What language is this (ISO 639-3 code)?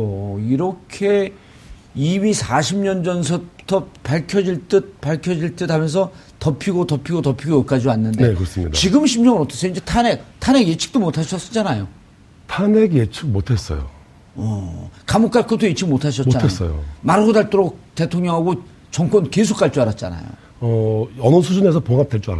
kor